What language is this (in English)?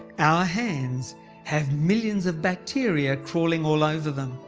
English